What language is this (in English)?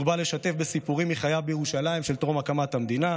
Hebrew